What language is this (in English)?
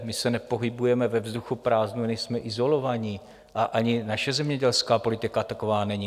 Czech